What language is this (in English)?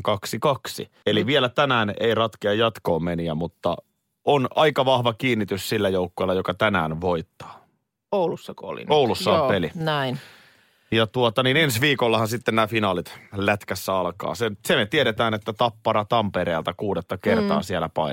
Finnish